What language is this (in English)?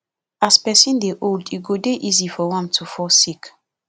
Nigerian Pidgin